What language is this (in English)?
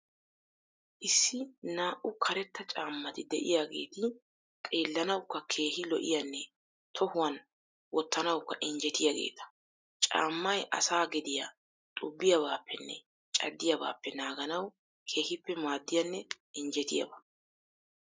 Wolaytta